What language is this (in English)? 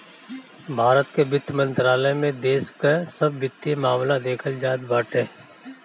Bhojpuri